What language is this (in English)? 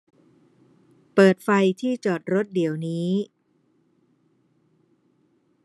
Thai